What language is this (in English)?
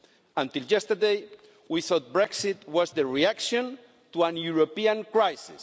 English